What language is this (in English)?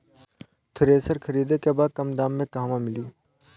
Bhojpuri